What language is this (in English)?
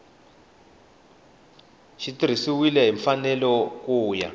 Tsonga